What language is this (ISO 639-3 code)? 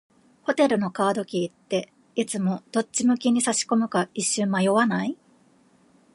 jpn